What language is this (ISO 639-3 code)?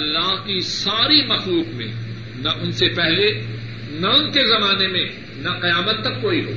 urd